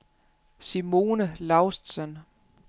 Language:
Danish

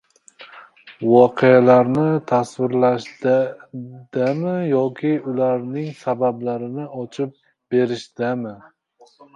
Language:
Uzbek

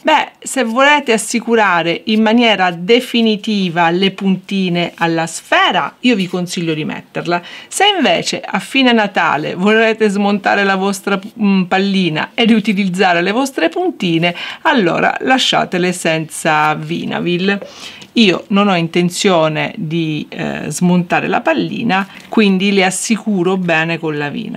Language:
Italian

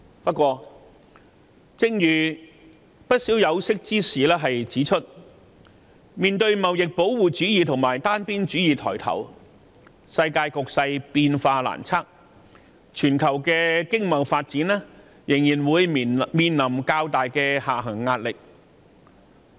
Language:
Cantonese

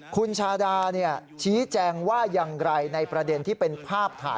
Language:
Thai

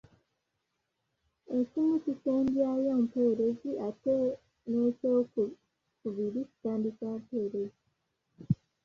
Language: Ganda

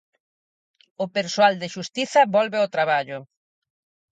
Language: Galician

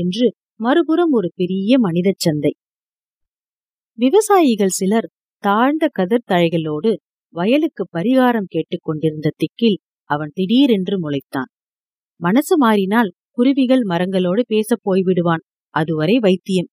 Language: Tamil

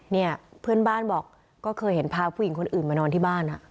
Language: Thai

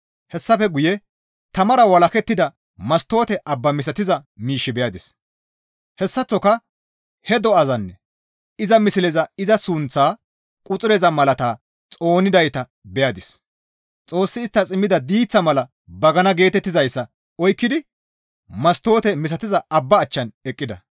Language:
Gamo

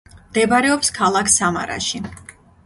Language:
Georgian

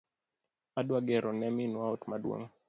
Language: Luo (Kenya and Tanzania)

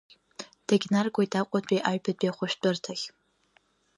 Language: Abkhazian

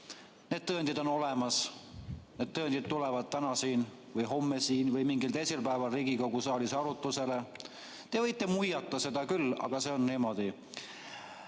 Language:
Estonian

